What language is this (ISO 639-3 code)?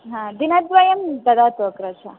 san